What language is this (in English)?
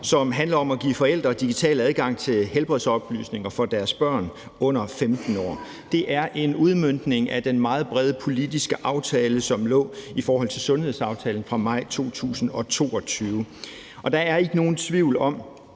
Danish